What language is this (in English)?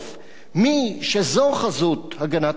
Hebrew